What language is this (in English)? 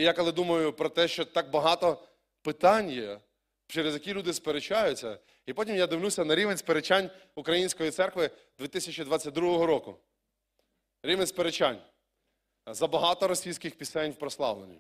Ukrainian